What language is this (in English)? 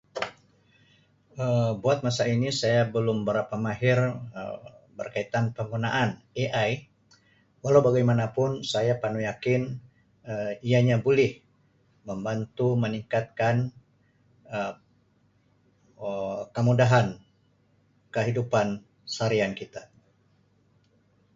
Sabah Malay